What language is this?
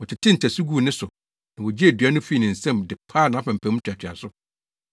Akan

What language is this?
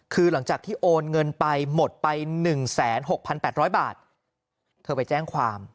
Thai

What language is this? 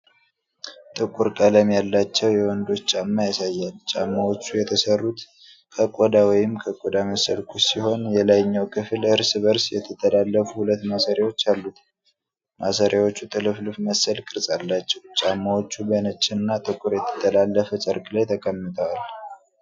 Amharic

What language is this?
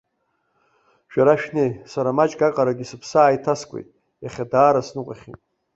Abkhazian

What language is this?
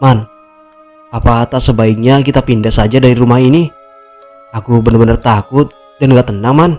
Indonesian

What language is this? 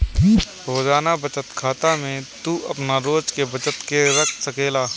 Bhojpuri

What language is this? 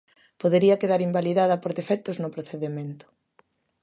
Galician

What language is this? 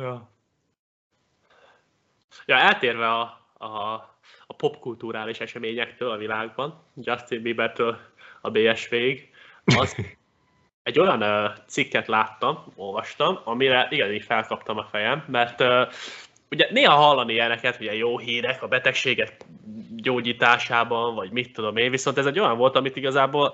Hungarian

